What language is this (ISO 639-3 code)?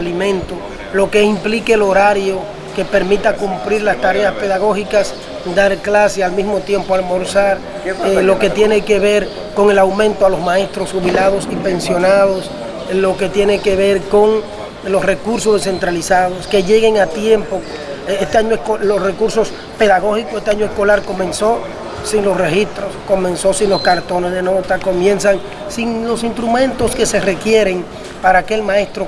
spa